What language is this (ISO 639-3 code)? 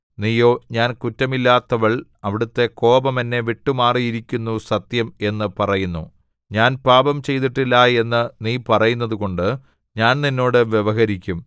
mal